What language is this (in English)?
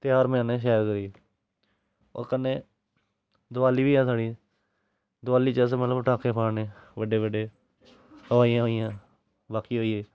Dogri